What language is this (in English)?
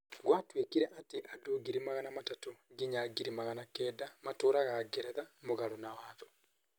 Kikuyu